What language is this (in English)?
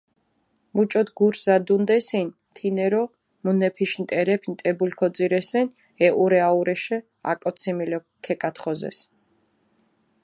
Mingrelian